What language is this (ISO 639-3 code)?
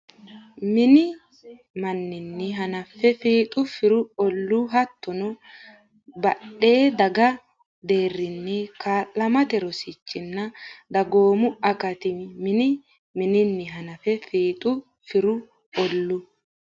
sid